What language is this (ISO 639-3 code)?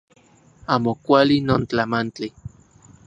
ncx